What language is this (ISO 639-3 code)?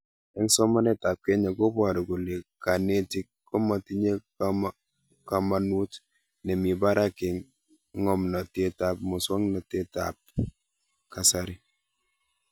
kln